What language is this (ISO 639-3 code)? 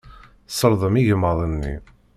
kab